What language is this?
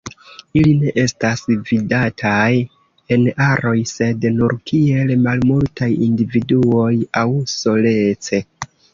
Esperanto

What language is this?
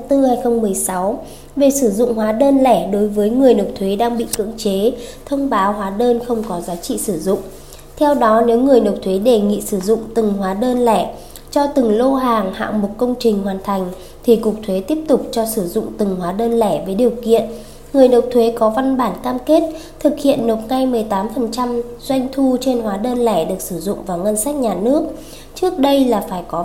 Vietnamese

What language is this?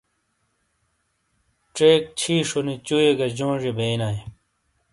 Shina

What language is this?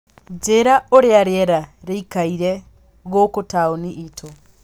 Kikuyu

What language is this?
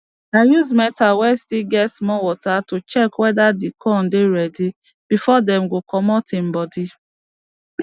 Nigerian Pidgin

